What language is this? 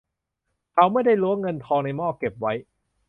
Thai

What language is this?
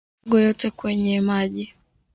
Swahili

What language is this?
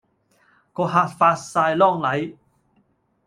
Cantonese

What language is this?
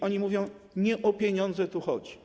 Polish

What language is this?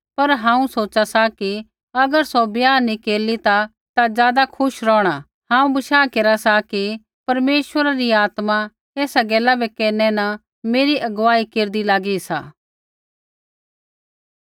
Kullu Pahari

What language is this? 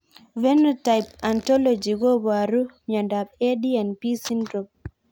Kalenjin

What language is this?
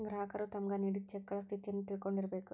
Kannada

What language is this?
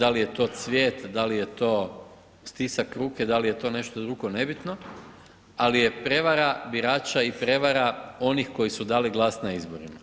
Croatian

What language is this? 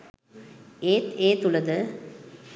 Sinhala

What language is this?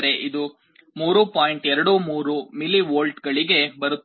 Kannada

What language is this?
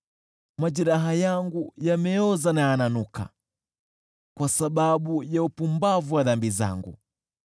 Swahili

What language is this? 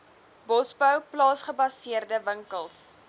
Afrikaans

